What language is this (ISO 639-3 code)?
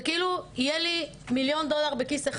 heb